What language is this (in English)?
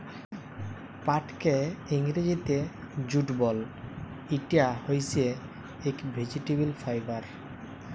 Bangla